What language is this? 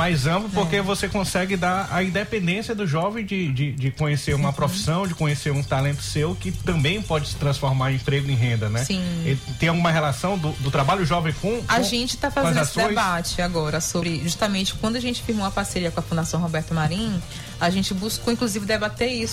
Portuguese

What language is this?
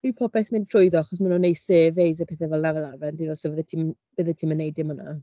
Welsh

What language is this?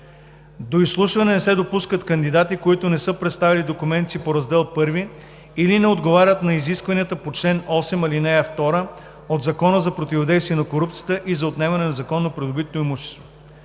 Bulgarian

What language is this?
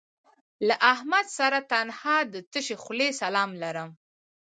Pashto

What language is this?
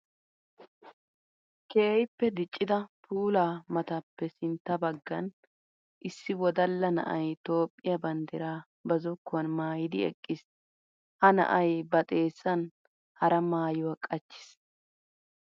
Wolaytta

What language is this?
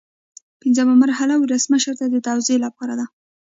Pashto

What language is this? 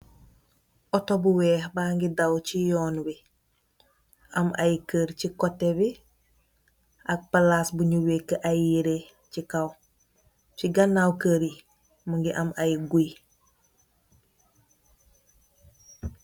Wolof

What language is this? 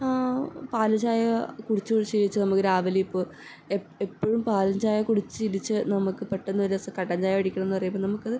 Malayalam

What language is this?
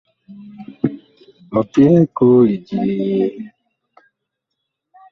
Bakoko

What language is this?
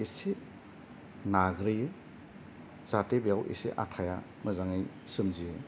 Bodo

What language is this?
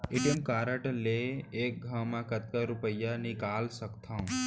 Chhattisgarhi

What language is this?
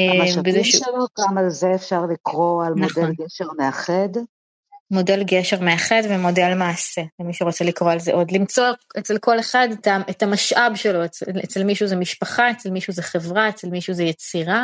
Hebrew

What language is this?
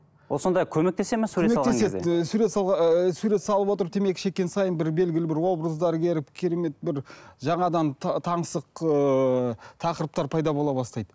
Kazakh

